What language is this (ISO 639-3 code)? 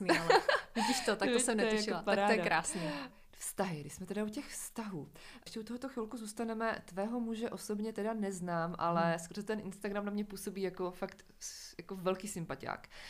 ces